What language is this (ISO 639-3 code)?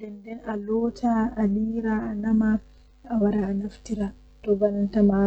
fuh